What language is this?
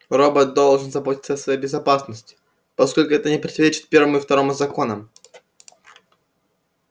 Russian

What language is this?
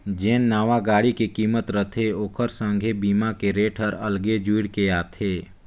Chhattisgarhi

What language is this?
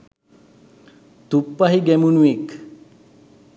Sinhala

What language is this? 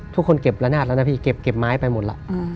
Thai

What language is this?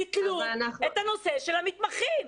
Hebrew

